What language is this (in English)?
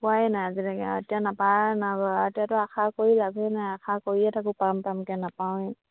Assamese